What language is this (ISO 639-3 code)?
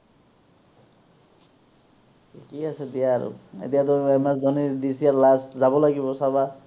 asm